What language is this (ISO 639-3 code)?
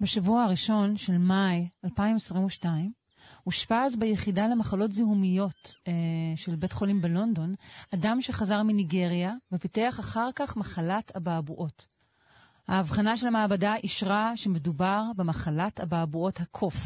heb